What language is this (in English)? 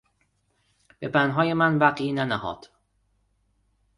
Persian